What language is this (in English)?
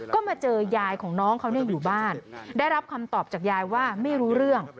Thai